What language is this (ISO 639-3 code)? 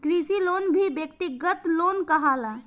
bho